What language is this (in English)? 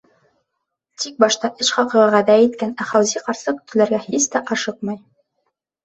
Bashkir